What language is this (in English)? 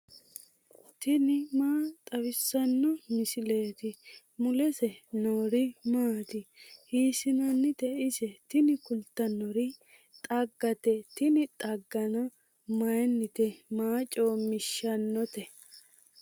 Sidamo